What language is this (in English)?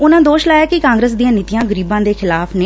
Punjabi